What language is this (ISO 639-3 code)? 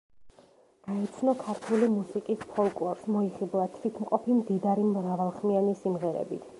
kat